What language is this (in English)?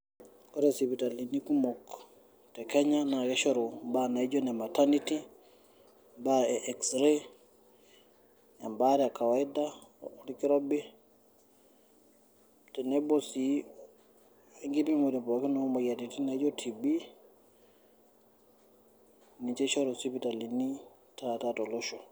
Masai